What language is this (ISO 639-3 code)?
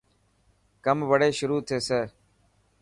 mki